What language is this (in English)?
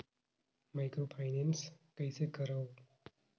Chhattisgarhi